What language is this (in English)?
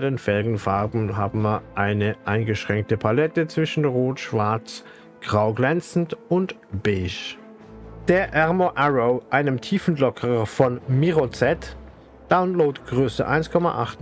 German